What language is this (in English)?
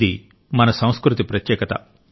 Telugu